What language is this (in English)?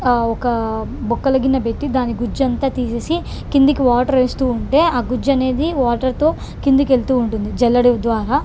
Telugu